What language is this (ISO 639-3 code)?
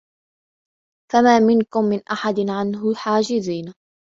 ara